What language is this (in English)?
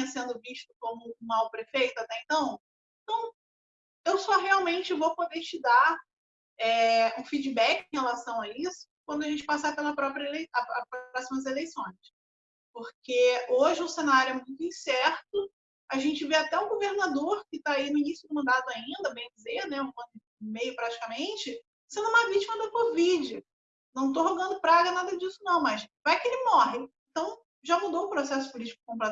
Portuguese